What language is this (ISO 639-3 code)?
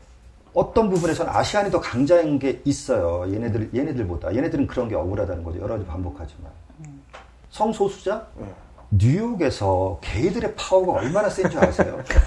kor